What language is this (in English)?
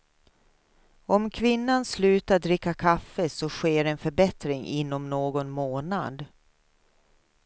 Swedish